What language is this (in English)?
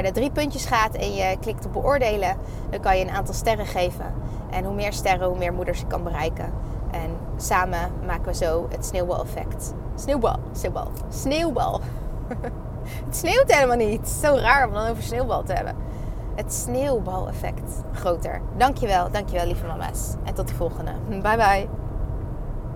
Dutch